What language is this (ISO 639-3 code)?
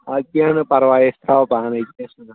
kas